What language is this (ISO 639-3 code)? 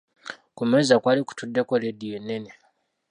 lug